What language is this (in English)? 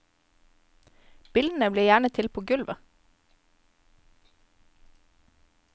Norwegian